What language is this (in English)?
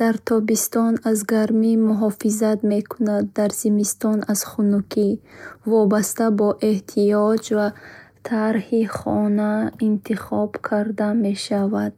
Bukharic